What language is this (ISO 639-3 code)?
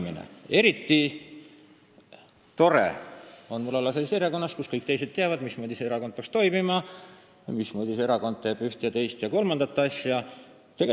est